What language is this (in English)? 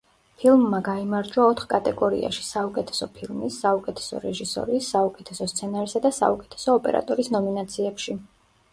Georgian